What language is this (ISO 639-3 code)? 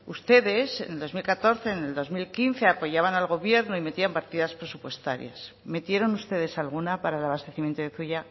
spa